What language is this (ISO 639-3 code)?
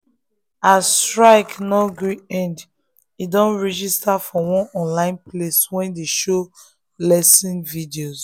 pcm